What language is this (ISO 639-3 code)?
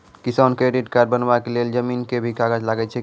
mai